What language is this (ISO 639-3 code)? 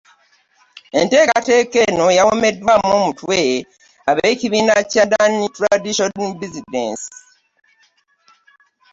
lug